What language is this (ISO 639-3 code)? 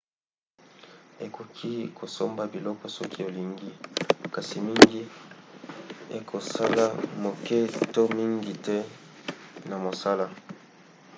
lin